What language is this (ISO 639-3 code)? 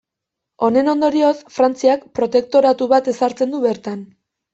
eus